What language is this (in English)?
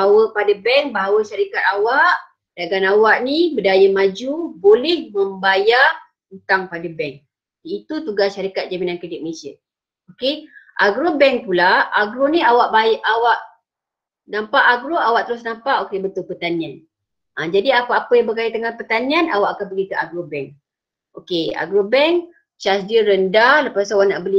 Malay